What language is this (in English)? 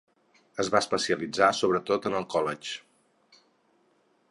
Catalan